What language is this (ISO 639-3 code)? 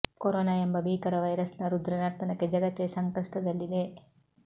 kan